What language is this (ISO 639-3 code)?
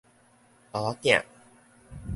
nan